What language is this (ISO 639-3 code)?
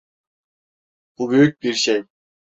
tur